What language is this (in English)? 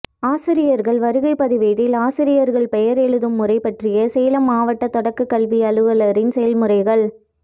Tamil